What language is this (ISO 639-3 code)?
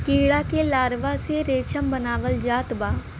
bho